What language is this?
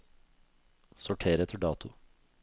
Norwegian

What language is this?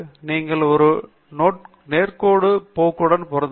Tamil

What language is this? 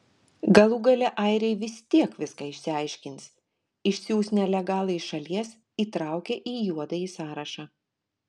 Lithuanian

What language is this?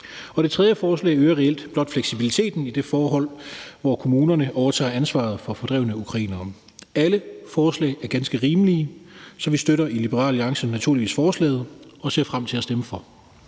Danish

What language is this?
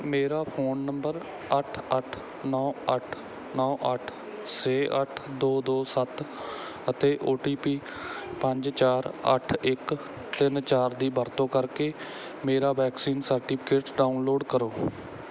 Punjabi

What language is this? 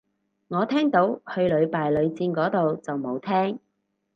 Cantonese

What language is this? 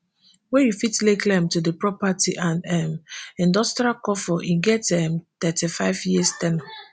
Nigerian Pidgin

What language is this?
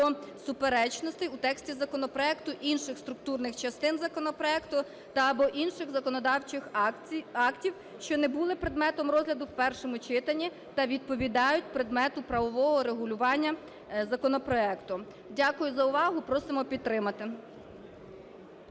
Ukrainian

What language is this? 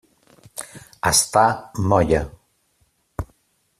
Catalan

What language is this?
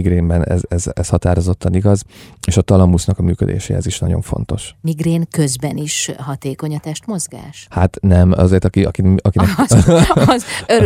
Hungarian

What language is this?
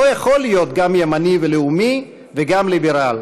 Hebrew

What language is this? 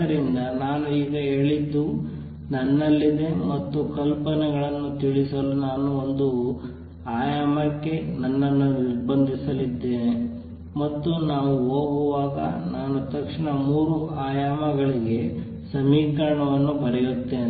Kannada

